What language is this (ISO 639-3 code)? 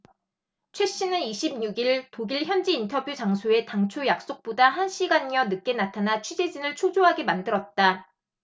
kor